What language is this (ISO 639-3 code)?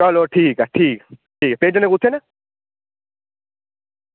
doi